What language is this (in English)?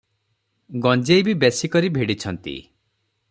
Odia